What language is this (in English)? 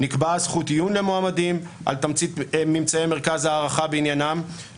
Hebrew